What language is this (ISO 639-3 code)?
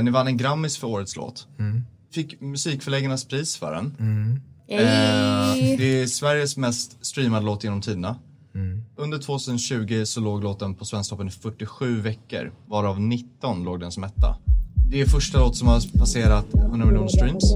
swe